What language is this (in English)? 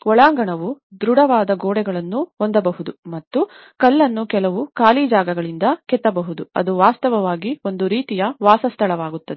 Kannada